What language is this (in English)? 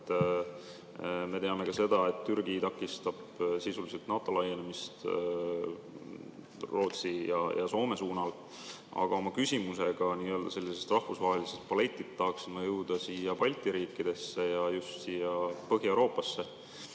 Estonian